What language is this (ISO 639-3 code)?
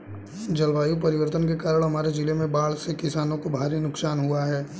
hin